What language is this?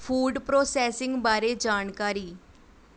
Punjabi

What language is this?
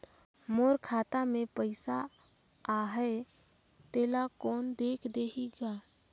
Chhattisgarhi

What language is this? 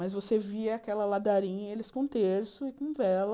Portuguese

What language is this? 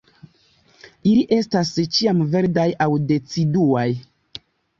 Esperanto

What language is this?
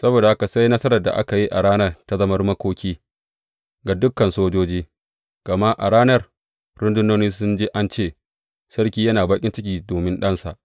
Hausa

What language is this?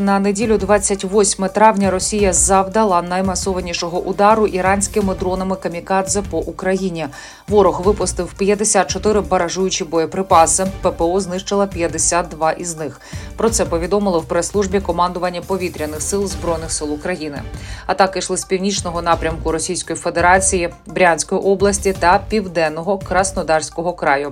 Ukrainian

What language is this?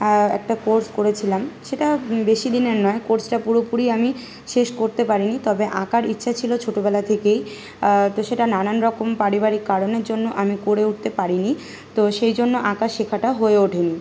Bangla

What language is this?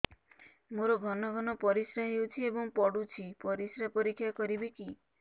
Odia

